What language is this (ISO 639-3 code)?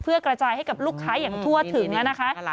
tha